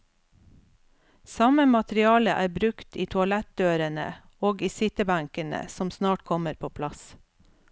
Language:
Norwegian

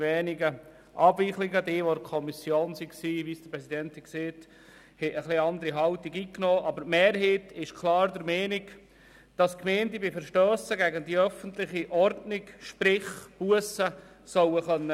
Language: Swiss German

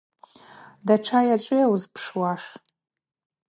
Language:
Abaza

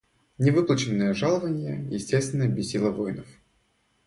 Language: Russian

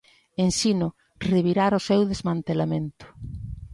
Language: Galician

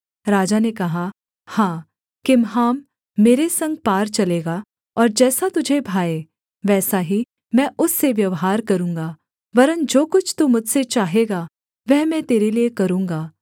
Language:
Hindi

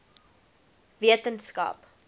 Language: Afrikaans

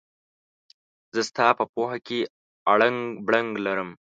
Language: Pashto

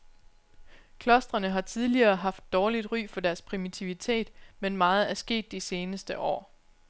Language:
Danish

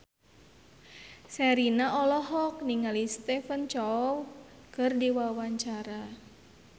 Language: Sundanese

